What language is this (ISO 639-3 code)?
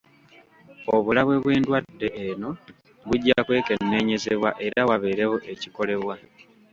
lug